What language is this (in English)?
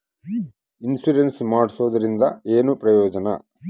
Kannada